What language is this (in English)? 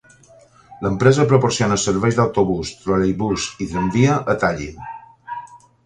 Catalan